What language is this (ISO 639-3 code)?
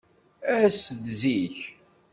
kab